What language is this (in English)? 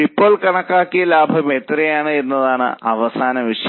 Malayalam